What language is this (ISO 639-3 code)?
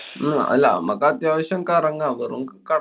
mal